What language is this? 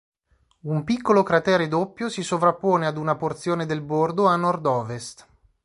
Italian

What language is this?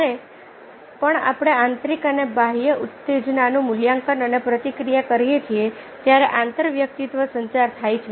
Gujarati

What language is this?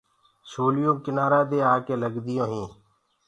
Gurgula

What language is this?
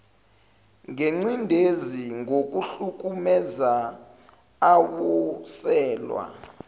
Zulu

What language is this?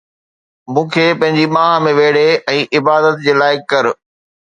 Sindhi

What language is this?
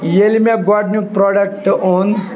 Kashmiri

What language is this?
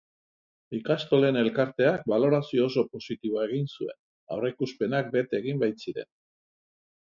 Basque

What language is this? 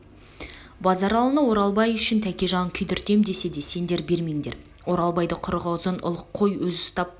Kazakh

